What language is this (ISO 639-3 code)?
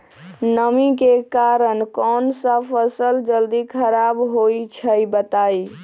mag